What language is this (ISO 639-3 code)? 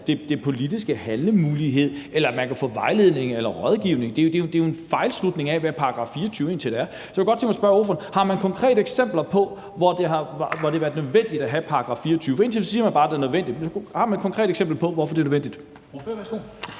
dan